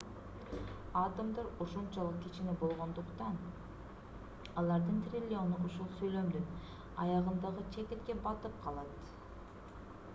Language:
Kyrgyz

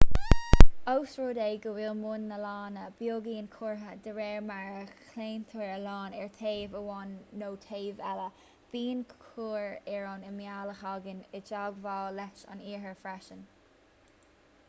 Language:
Irish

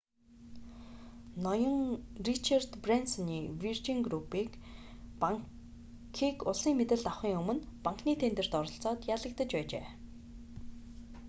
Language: Mongolian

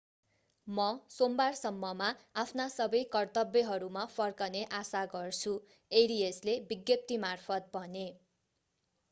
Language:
Nepali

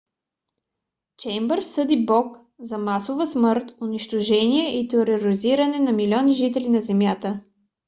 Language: Bulgarian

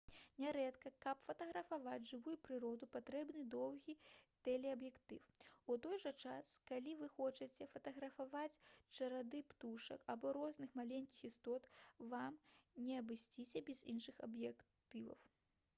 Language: Belarusian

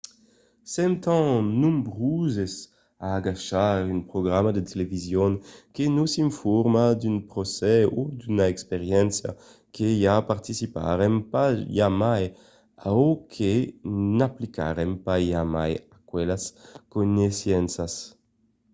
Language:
Occitan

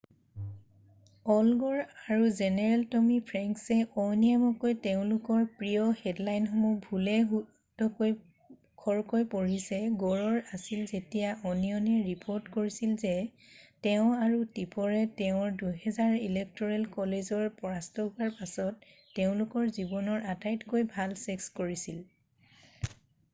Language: Assamese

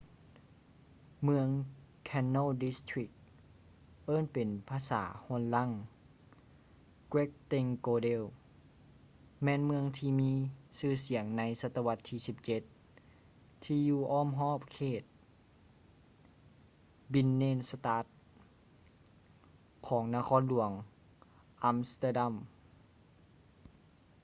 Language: Lao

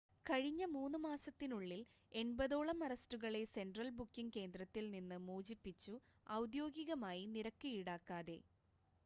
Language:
Malayalam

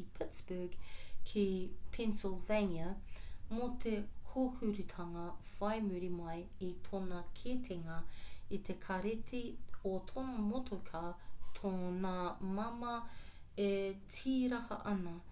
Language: Māori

